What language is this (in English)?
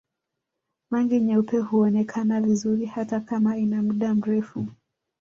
Swahili